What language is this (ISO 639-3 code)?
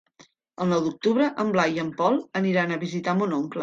cat